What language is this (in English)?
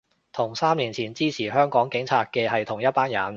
Cantonese